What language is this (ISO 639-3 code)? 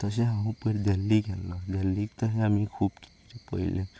kok